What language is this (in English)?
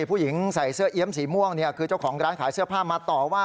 Thai